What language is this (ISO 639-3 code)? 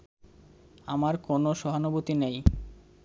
ben